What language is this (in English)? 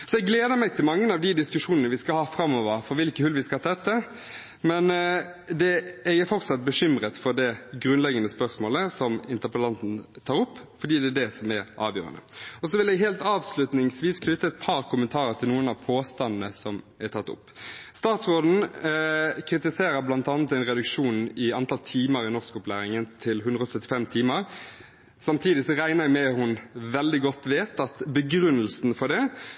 Norwegian Bokmål